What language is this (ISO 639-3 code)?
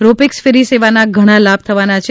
guj